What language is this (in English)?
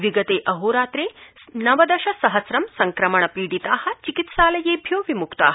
Sanskrit